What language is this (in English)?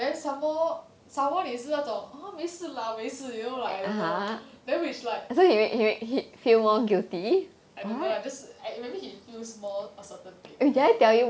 English